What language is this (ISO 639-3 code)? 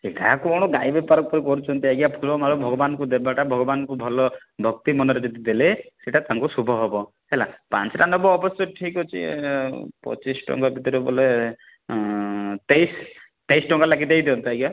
ori